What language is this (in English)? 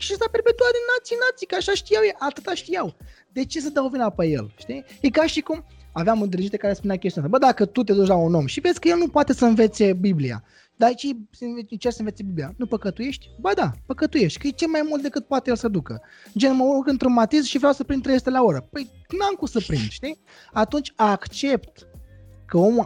Romanian